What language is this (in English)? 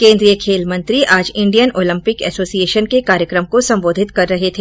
Hindi